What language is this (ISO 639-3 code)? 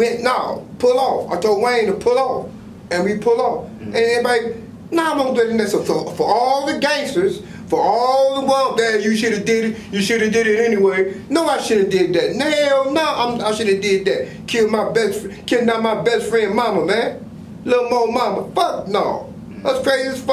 eng